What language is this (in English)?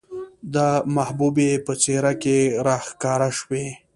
Pashto